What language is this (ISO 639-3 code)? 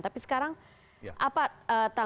ind